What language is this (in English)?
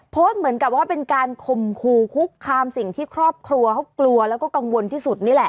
Thai